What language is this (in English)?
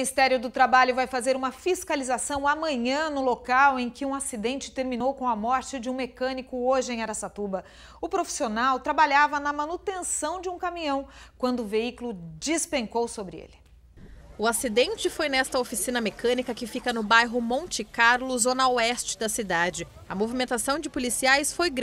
Portuguese